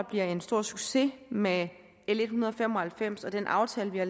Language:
Danish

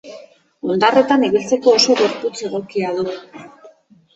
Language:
Basque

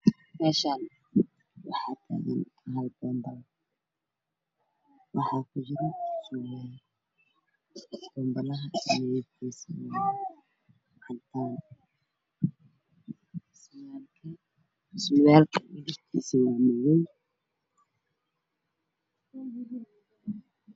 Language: Somali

